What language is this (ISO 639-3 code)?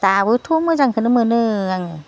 brx